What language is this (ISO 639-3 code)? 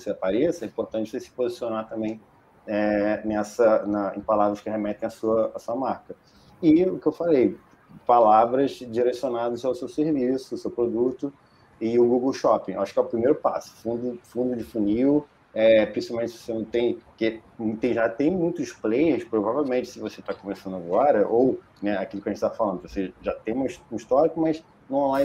por